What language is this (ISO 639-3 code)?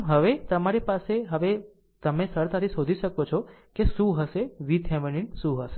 guj